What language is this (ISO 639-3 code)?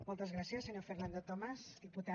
cat